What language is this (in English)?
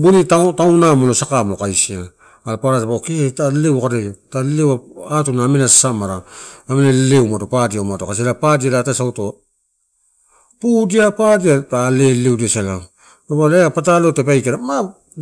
Torau